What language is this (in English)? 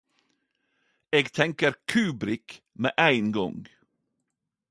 Norwegian Nynorsk